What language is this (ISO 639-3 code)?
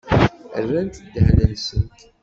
kab